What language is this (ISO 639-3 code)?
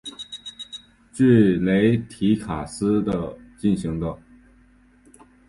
zho